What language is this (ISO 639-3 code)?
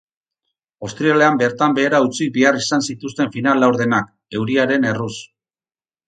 eus